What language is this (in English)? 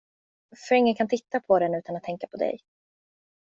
Swedish